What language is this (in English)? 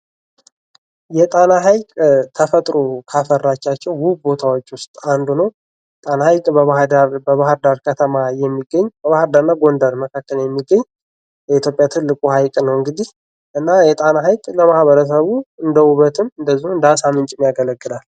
Amharic